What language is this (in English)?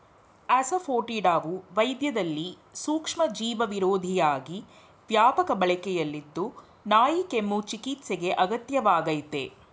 Kannada